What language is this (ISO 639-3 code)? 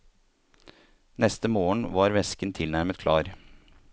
nor